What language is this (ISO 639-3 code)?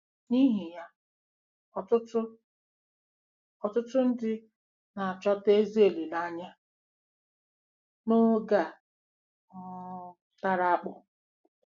ibo